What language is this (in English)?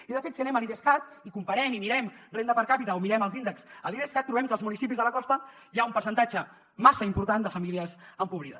Catalan